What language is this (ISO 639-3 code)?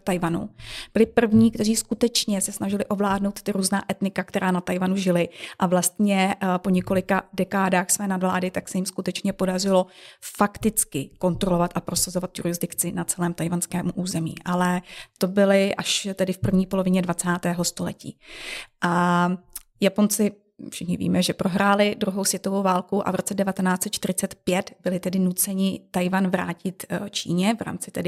ces